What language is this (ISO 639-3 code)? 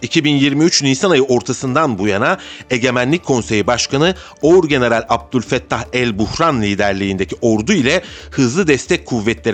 tur